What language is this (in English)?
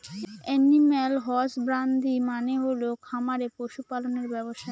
Bangla